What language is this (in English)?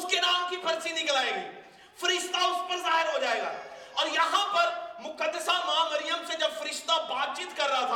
Urdu